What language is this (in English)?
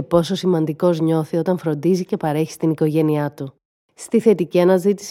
Greek